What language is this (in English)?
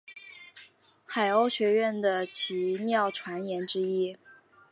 Chinese